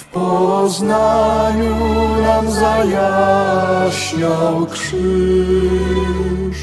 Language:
Polish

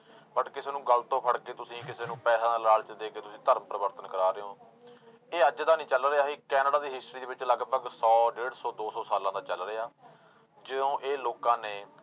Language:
Punjabi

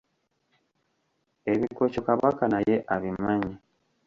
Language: Ganda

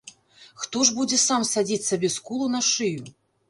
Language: Belarusian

